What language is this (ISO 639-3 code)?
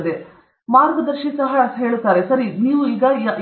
kan